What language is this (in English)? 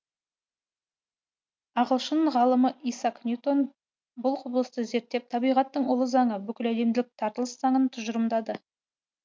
Kazakh